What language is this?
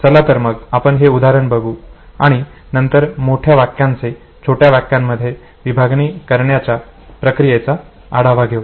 Marathi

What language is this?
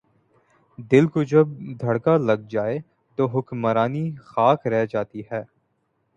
Urdu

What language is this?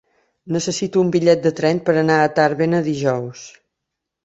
Catalan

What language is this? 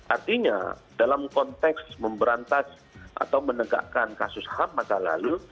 Indonesian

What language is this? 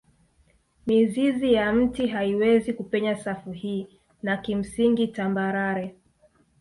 Swahili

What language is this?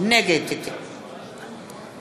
Hebrew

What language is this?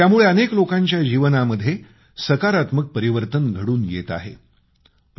Marathi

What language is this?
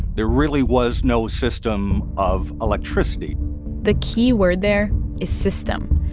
English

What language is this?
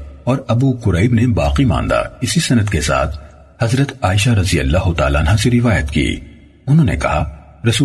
Urdu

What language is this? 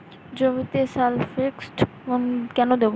Bangla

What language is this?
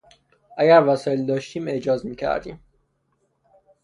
Persian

